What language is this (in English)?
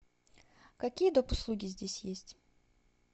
Russian